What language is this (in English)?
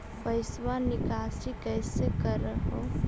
Magahi